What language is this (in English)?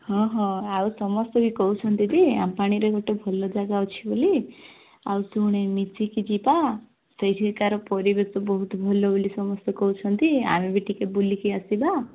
Odia